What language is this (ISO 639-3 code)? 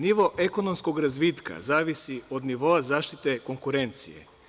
srp